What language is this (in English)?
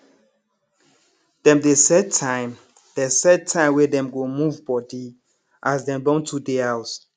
Nigerian Pidgin